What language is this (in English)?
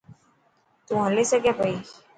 Dhatki